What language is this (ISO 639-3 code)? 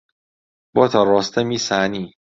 ckb